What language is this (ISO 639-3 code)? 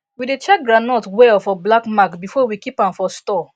pcm